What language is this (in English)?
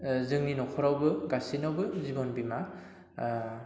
Bodo